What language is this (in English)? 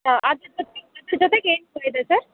Kannada